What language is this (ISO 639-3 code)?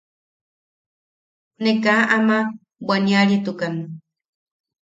yaq